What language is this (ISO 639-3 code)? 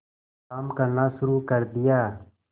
hin